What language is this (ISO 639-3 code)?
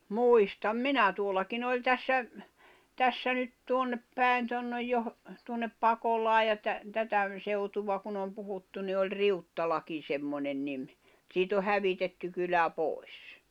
fin